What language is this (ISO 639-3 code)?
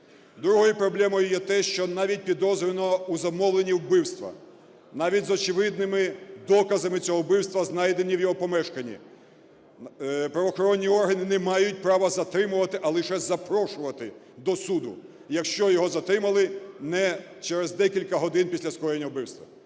ukr